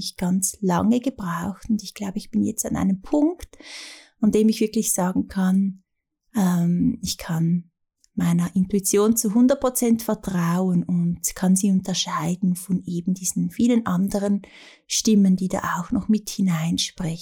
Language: German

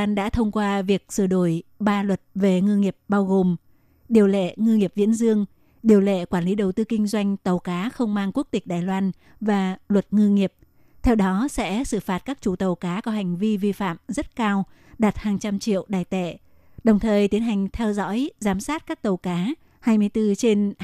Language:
Vietnamese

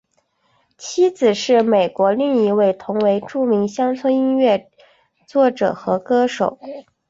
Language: Chinese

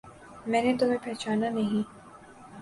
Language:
Urdu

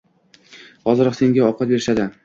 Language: Uzbek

